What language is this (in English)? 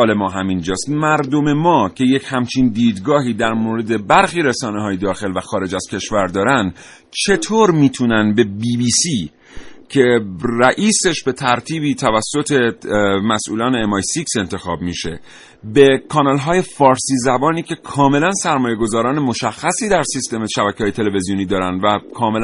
Persian